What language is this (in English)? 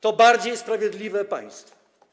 Polish